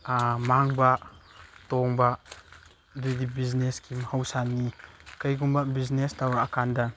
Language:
Manipuri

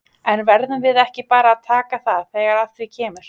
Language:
Icelandic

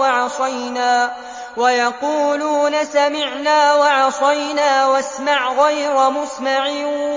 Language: Arabic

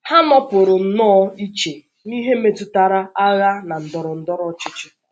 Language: Igbo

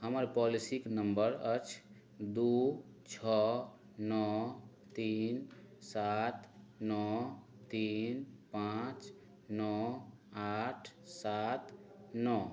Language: Maithili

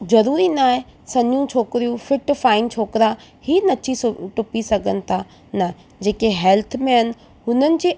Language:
Sindhi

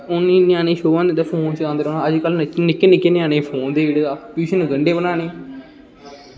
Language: Dogri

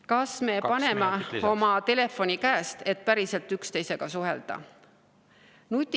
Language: Estonian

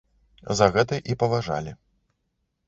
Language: Belarusian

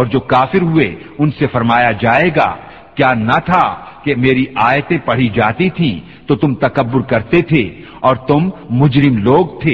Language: Urdu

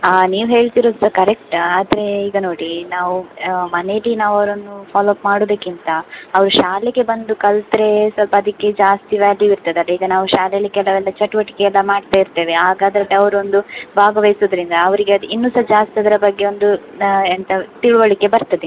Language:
Kannada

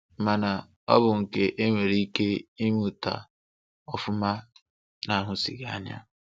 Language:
Igbo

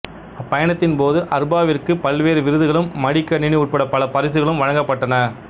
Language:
Tamil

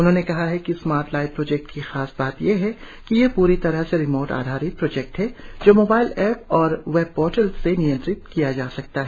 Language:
Hindi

